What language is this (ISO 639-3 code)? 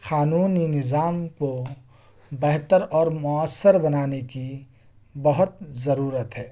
urd